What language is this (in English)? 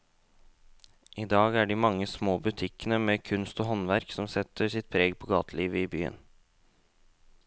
Norwegian